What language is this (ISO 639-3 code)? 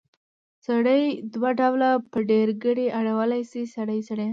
pus